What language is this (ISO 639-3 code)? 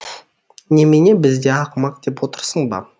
kaz